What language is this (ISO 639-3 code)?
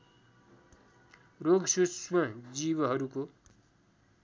nep